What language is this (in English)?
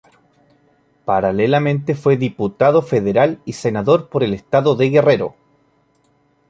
Spanish